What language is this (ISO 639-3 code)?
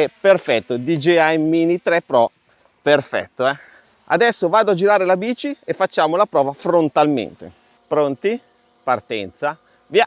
ita